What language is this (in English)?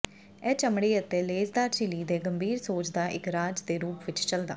Punjabi